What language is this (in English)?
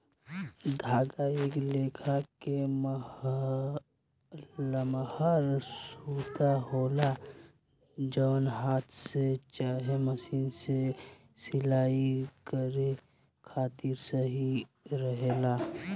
Bhojpuri